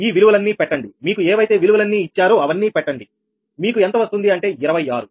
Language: Telugu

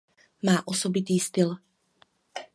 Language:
Czech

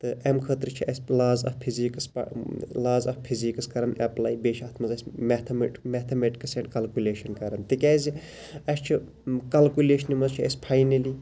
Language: Kashmiri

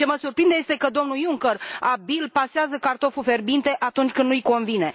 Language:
Romanian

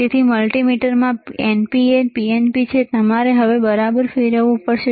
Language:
Gujarati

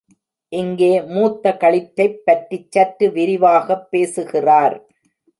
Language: Tamil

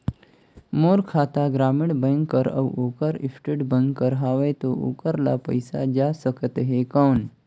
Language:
Chhattisgarhi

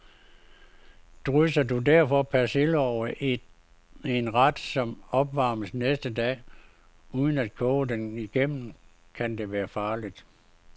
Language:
Danish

